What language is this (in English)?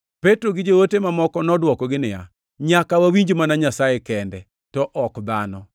Luo (Kenya and Tanzania)